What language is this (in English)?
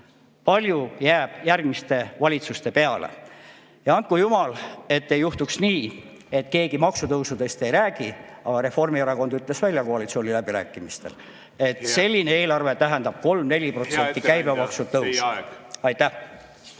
Estonian